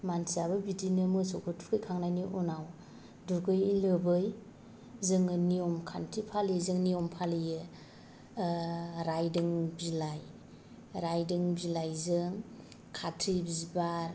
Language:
Bodo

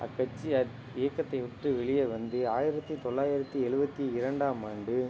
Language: Tamil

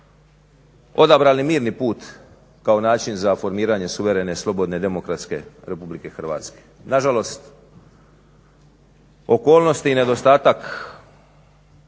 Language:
Croatian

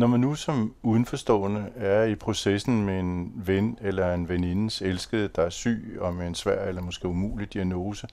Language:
Danish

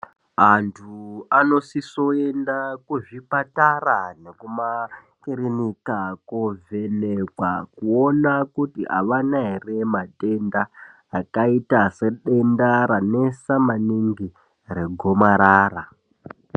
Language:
Ndau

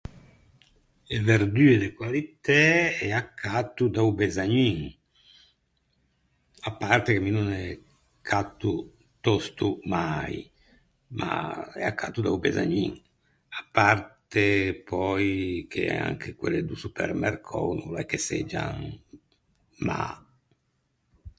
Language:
Ligurian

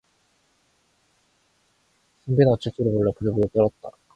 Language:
Korean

